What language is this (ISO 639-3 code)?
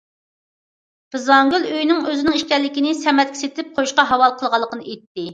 uig